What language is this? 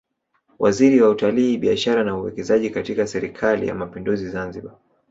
Swahili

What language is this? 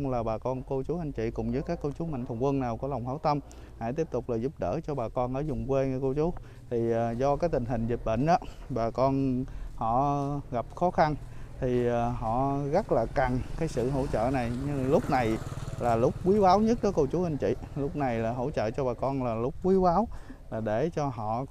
Vietnamese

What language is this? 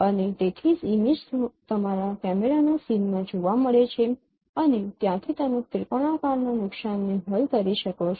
Gujarati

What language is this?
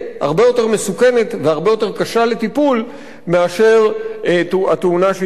Hebrew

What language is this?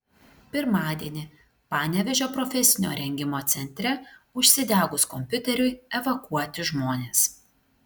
Lithuanian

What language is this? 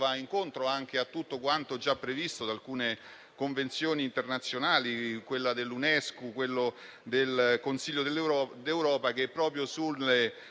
Italian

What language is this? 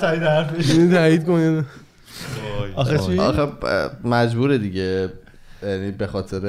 Persian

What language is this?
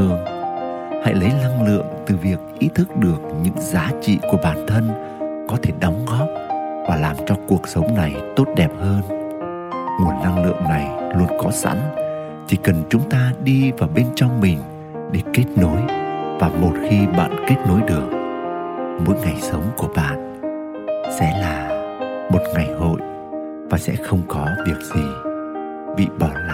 Vietnamese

